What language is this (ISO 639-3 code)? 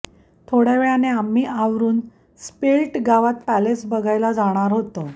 mar